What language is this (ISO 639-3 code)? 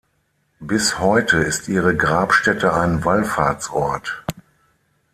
deu